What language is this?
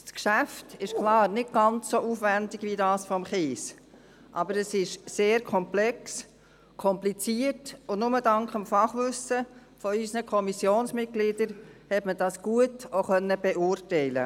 Swiss German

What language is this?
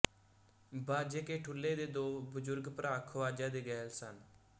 Punjabi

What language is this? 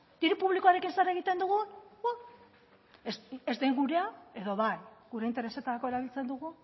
Basque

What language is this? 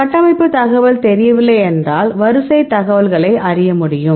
Tamil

